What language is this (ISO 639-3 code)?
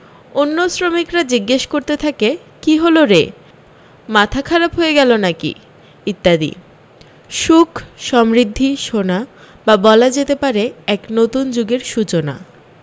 ben